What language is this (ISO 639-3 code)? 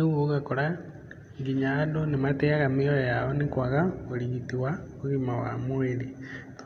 kik